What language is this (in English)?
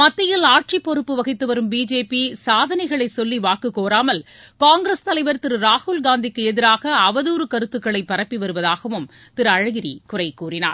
Tamil